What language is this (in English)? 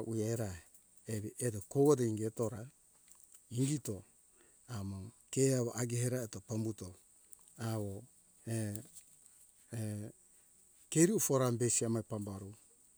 Hunjara-Kaina Ke